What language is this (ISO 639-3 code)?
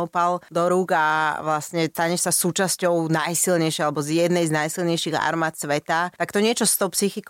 slk